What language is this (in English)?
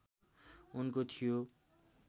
Nepali